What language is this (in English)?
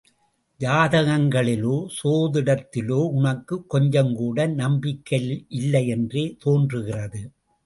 Tamil